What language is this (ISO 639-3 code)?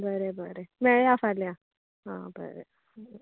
kok